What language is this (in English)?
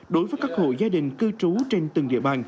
Vietnamese